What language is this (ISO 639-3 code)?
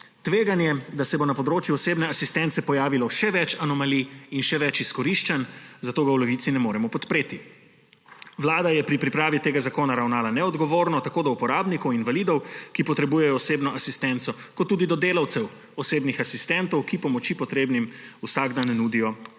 slv